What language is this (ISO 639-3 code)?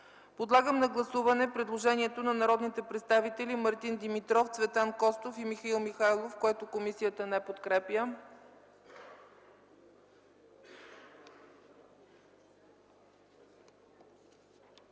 bul